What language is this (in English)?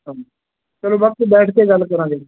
Punjabi